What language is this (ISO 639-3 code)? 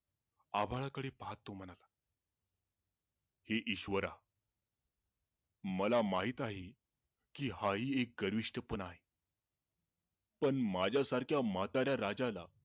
mar